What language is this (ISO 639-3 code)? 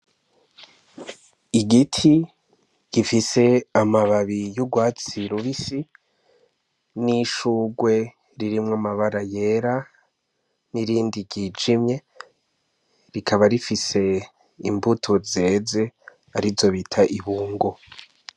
run